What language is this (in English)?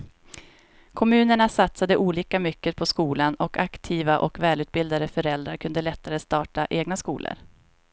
Swedish